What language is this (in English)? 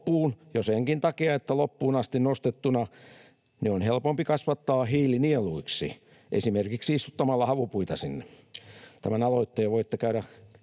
Finnish